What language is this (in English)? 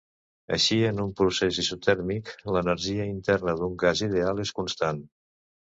Catalan